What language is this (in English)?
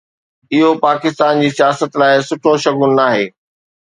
Sindhi